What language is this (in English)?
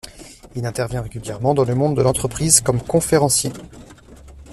French